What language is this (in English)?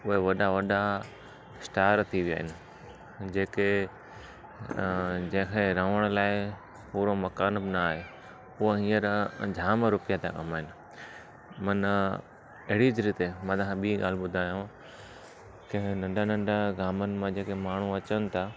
Sindhi